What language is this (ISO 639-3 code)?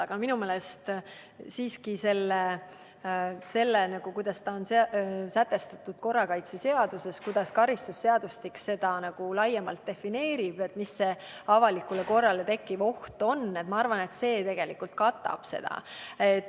est